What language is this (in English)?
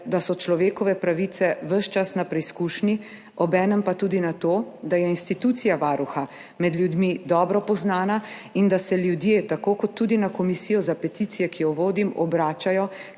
Slovenian